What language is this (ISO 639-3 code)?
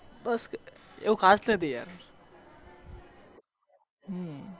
guj